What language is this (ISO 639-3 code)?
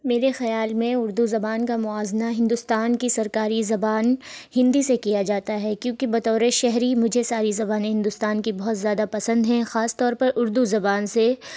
urd